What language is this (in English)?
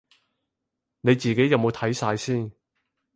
Cantonese